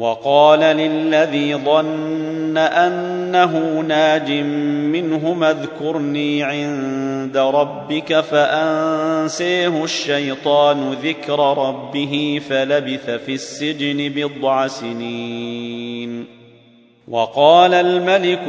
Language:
Arabic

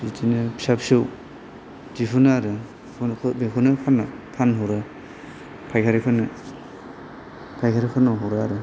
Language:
Bodo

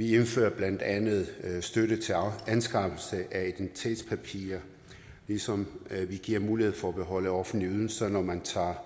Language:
Danish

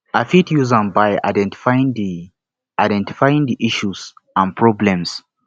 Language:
Nigerian Pidgin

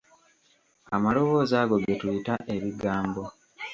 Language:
Ganda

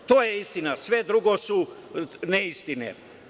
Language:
Serbian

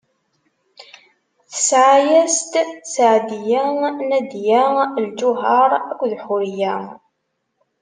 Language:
Kabyle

